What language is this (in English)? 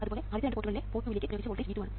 Malayalam